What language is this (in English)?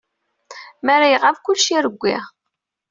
Kabyle